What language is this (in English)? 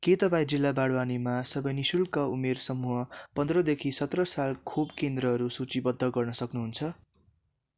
Nepali